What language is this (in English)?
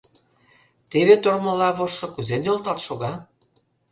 Mari